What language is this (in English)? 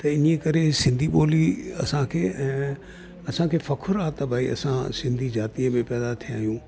Sindhi